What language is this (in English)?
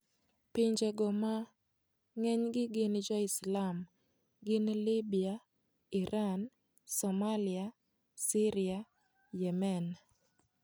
Luo (Kenya and Tanzania)